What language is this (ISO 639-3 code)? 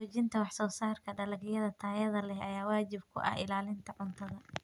som